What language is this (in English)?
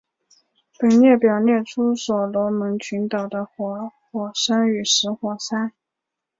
Chinese